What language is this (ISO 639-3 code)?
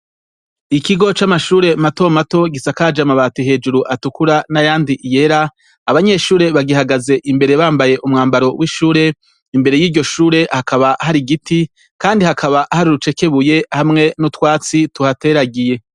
run